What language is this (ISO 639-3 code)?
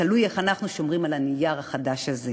heb